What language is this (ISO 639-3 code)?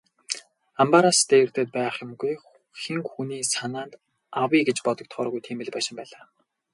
mon